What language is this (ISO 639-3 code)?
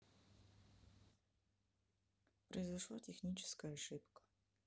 rus